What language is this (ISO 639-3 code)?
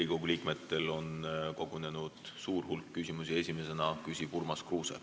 est